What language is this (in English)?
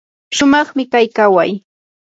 Yanahuanca Pasco Quechua